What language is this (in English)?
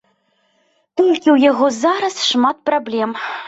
Belarusian